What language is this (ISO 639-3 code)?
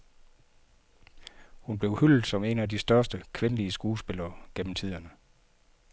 dan